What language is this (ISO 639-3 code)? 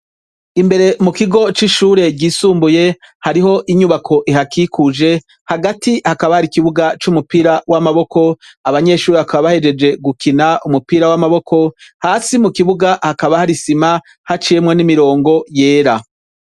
run